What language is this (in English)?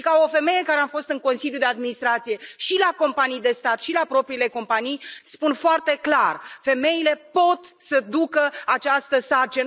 Romanian